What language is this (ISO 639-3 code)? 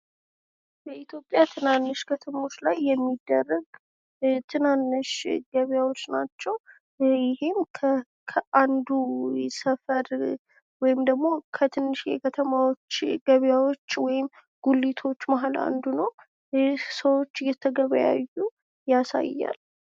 amh